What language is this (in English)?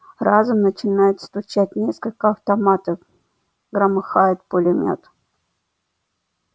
Russian